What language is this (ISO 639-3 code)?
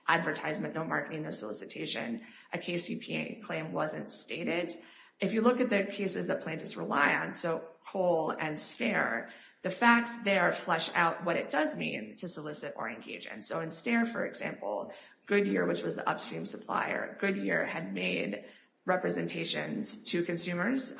eng